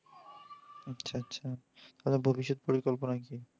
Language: Bangla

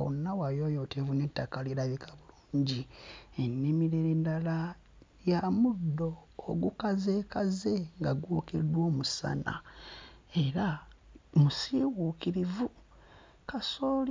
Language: Ganda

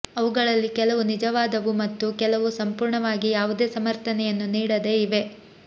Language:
Kannada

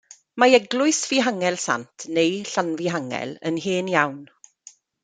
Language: Welsh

